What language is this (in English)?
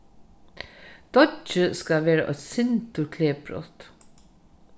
Faroese